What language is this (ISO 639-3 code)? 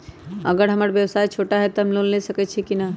mag